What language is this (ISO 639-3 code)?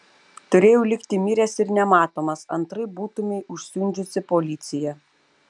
lit